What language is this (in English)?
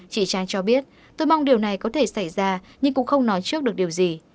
Vietnamese